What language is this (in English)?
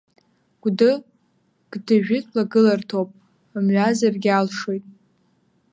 Abkhazian